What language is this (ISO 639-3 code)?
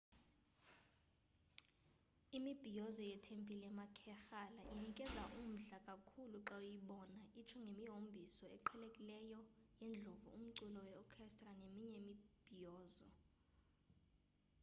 xho